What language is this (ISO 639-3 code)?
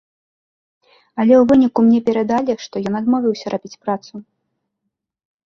bel